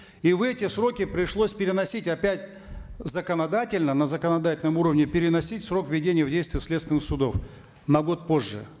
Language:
Kazakh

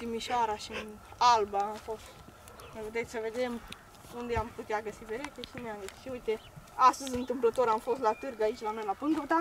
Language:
Romanian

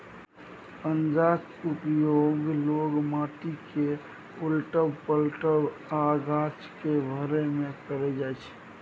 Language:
Maithili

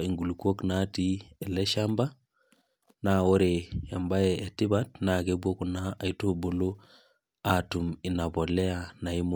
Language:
Masai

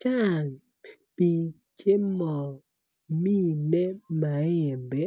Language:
Kalenjin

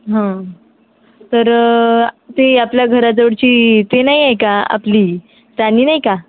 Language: Marathi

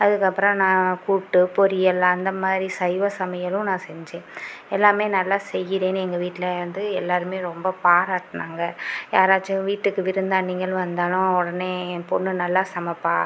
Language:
Tamil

